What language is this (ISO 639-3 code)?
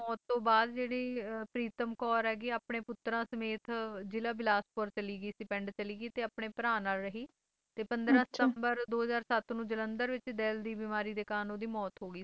pan